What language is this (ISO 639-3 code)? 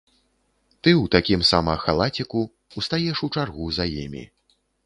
bel